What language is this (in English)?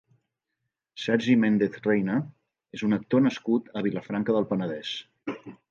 Catalan